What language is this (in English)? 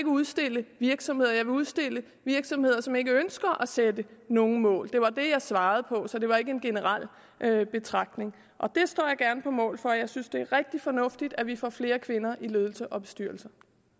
Danish